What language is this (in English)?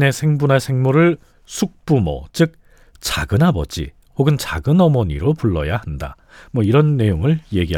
Korean